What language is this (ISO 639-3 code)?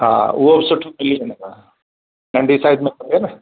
snd